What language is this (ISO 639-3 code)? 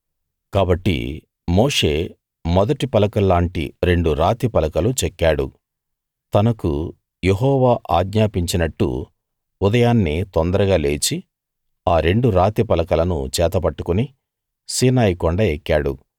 tel